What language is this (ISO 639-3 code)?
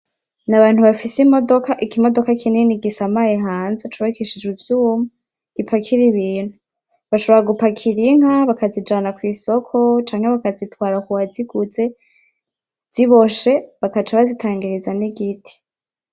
run